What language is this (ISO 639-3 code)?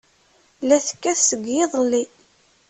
kab